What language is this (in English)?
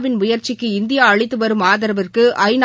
Tamil